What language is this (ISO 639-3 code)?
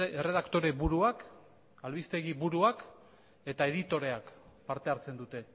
eus